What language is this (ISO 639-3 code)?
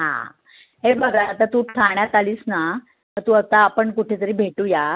mar